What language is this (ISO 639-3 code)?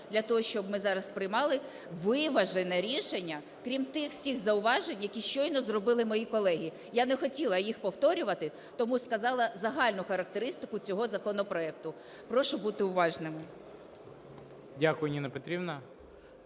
ukr